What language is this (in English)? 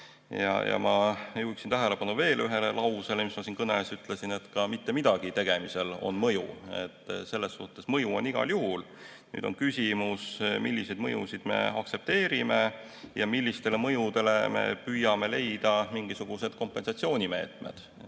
Estonian